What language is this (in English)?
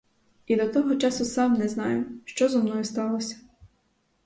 Ukrainian